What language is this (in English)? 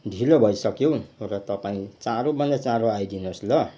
Nepali